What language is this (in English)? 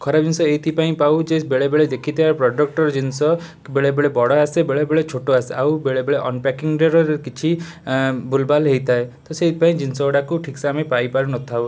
Odia